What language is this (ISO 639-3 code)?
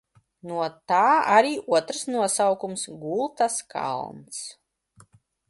lav